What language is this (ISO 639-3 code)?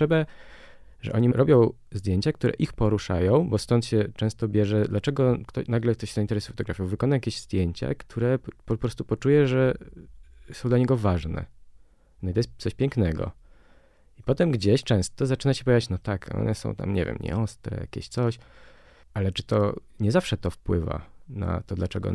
pol